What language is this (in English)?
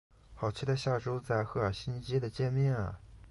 Chinese